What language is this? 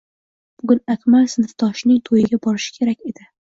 Uzbek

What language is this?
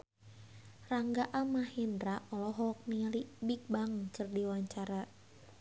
Sundanese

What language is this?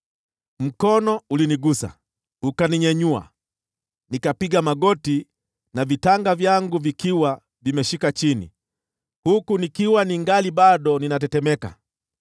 Swahili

